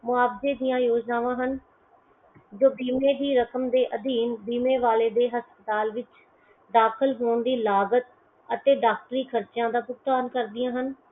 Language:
Punjabi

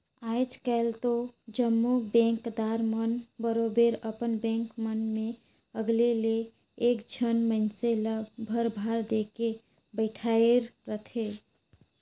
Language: Chhattisgarhi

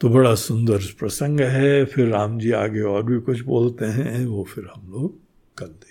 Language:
Hindi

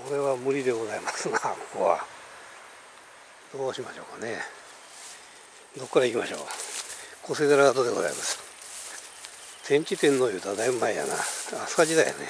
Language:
Japanese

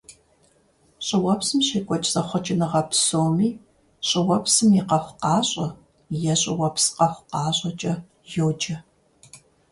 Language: Kabardian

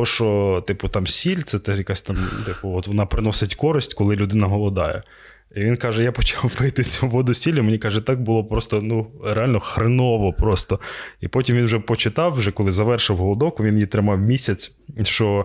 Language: Ukrainian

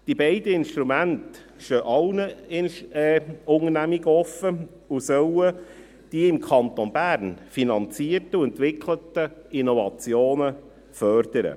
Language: Swiss German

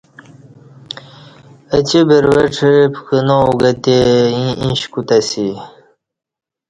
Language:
Kati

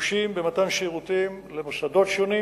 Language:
Hebrew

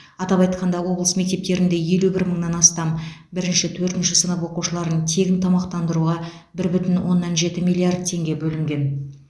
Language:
Kazakh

